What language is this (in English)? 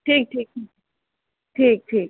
Maithili